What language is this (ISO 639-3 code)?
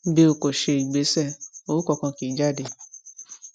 yor